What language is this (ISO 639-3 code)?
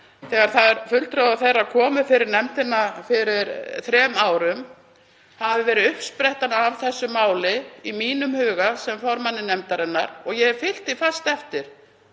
isl